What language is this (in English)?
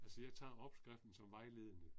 Danish